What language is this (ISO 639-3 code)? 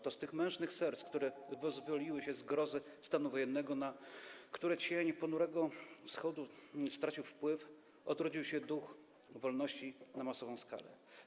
pol